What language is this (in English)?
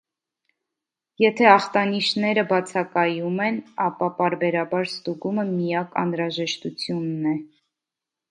Armenian